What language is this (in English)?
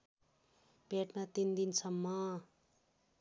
Nepali